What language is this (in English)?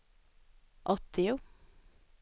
Swedish